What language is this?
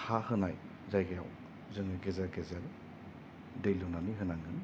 Bodo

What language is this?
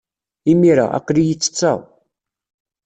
Kabyle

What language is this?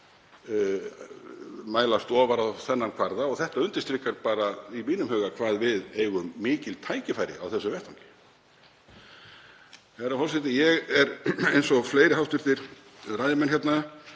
Icelandic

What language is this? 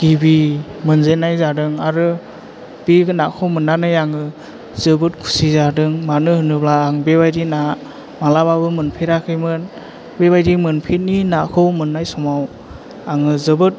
Bodo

